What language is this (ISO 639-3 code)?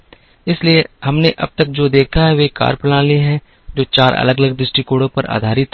hin